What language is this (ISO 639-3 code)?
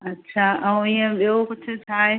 snd